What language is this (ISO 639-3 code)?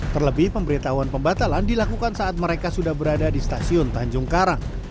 ind